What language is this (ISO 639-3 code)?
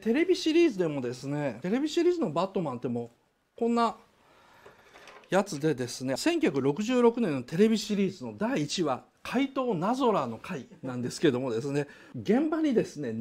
jpn